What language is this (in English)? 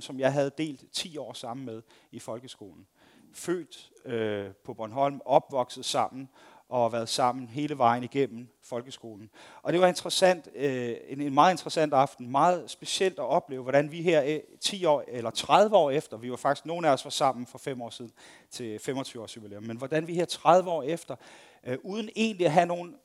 Danish